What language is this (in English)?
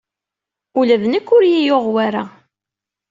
Kabyle